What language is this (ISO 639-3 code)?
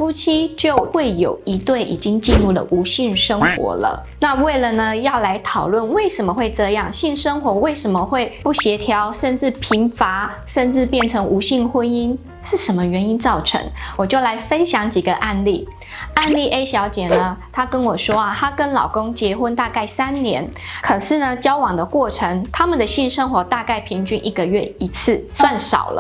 zho